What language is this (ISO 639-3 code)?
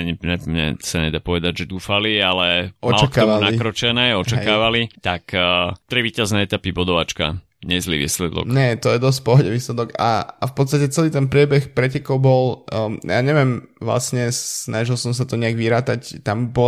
slk